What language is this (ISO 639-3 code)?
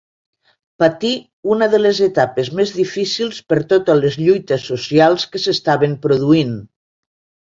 cat